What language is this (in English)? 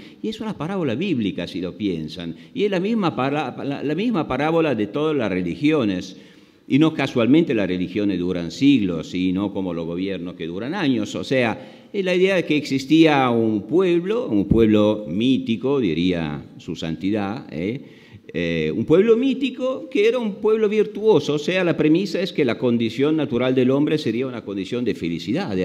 Spanish